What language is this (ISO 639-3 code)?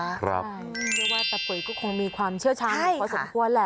tha